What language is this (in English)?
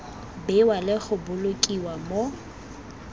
Tswana